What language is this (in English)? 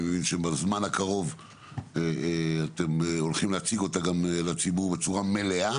Hebrew